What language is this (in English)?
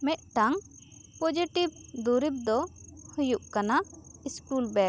Santali